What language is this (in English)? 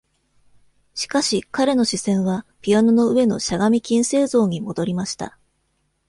Japanese